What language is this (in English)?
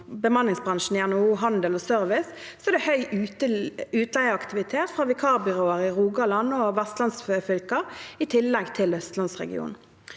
Norwegian